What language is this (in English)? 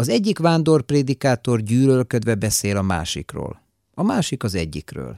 Hungarian